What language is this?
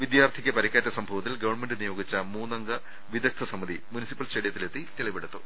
Malayalam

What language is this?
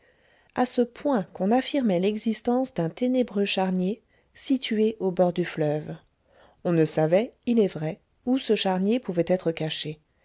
French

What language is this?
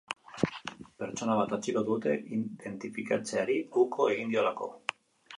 Basque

